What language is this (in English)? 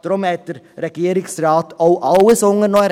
Swiss German